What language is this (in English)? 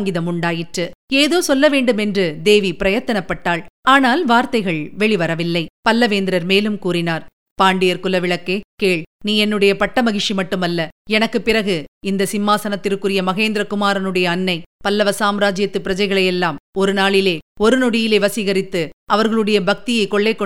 Tamil